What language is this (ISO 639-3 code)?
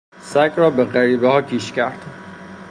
fas